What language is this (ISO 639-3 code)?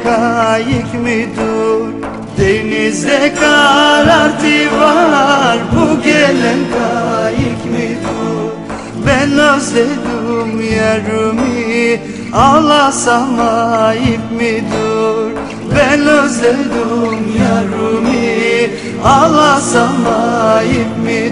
tur